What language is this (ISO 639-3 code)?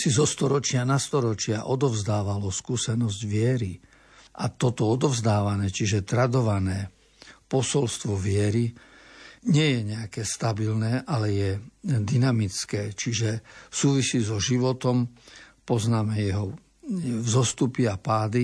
slk